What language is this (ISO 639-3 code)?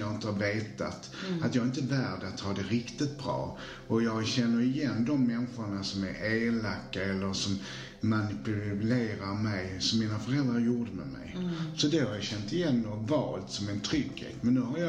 swe